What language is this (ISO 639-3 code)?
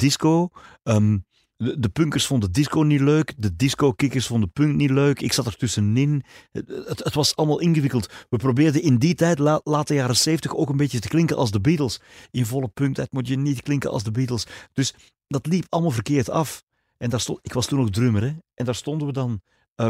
nld